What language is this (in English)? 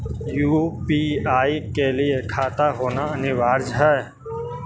Magahi